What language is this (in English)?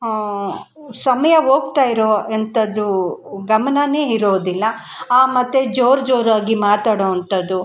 Kannada